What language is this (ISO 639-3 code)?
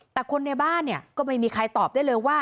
tha